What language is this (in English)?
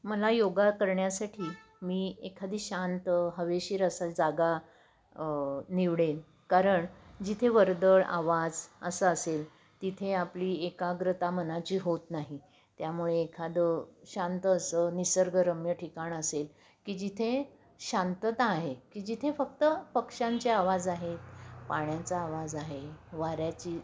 Marathi